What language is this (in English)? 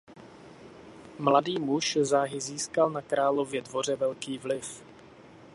Czech